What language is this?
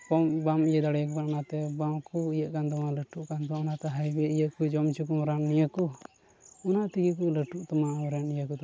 Santali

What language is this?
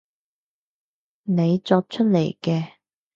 Cantonese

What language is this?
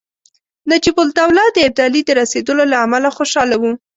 Pashto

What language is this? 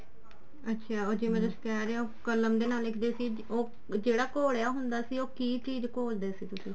Punjabi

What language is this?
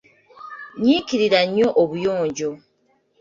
Ganda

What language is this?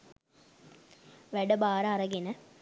Sinhala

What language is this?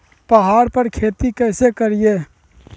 Magahi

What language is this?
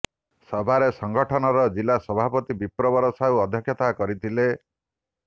Odia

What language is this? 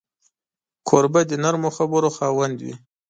Pashto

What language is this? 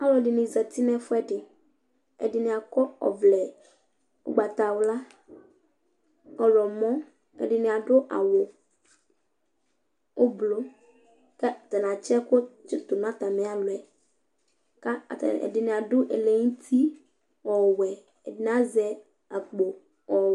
Ikposo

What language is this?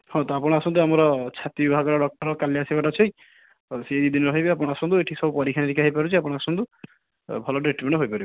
Odia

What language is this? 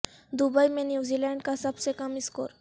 Urdu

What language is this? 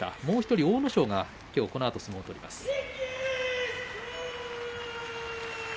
Japanese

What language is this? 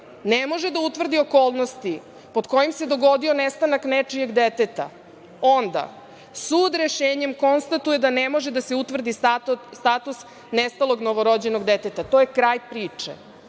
Serbian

